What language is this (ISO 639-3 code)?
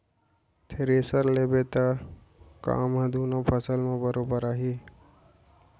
hne